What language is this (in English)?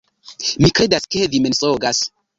Esperanto